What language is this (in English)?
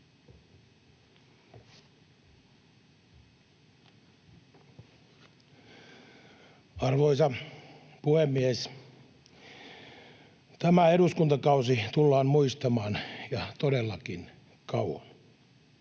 Finnish